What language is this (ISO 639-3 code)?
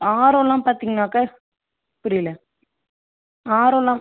tam